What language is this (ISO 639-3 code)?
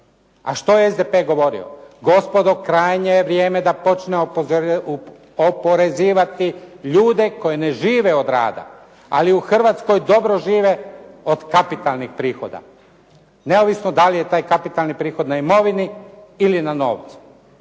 hrv